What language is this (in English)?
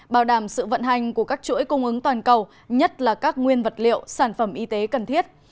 Vietnamese